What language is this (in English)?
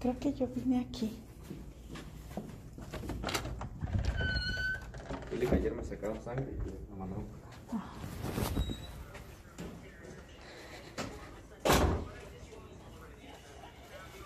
Spanish